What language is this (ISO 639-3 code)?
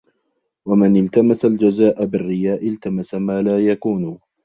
ara